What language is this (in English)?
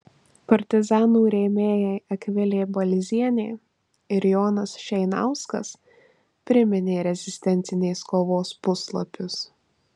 Lithuanian